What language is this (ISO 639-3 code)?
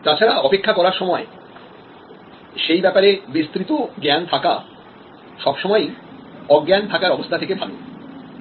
ben